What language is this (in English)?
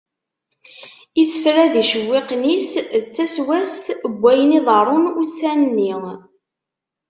Kabyle